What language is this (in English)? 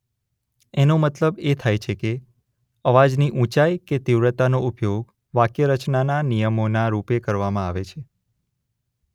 Gujarati